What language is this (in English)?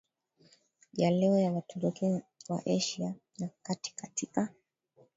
Swahili